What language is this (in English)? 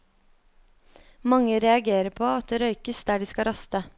Norwegian